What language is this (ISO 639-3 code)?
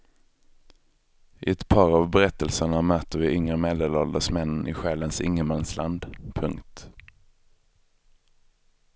swe